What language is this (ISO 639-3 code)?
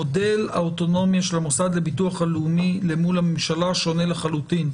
heb